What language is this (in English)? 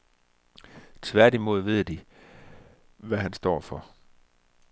Danish